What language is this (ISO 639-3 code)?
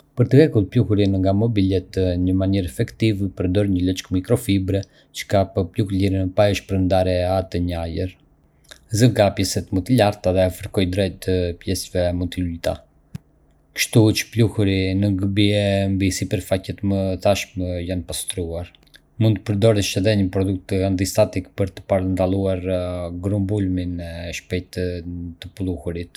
aae